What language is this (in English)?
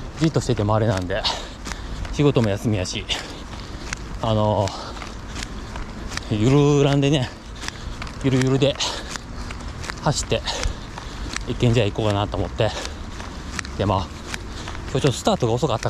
Japanese